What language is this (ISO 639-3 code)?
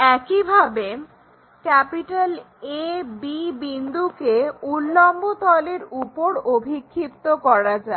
ben